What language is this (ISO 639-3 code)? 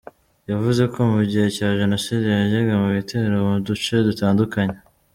kin